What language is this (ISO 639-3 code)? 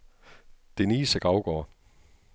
dan